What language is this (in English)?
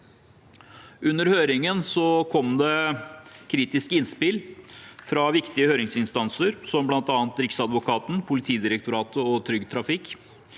Norwegian